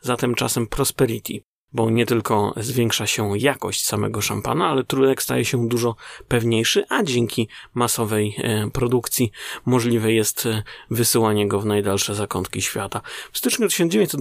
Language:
Polish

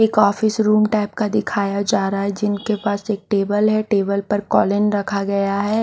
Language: Hindi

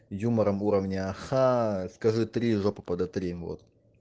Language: Russian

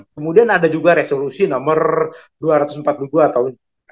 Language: Indonesian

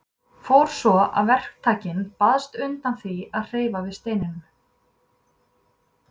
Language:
Icelandic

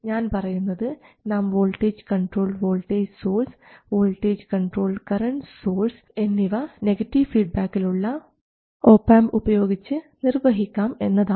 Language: Malayalam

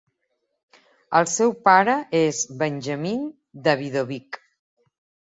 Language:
Catalan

